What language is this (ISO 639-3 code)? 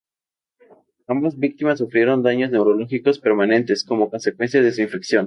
spa